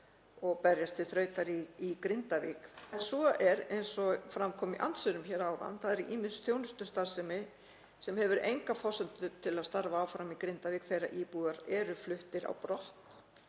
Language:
Icelandic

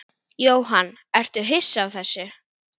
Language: Icelandic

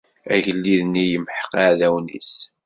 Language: Kabyle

